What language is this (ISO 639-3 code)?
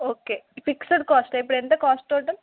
tel